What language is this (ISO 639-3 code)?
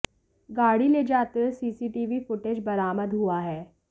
hin